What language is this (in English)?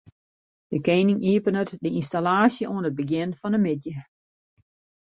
Western Frisian